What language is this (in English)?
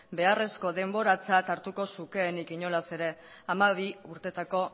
Basque